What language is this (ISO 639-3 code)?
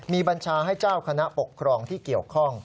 tha